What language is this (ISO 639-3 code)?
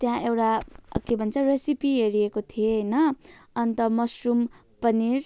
nep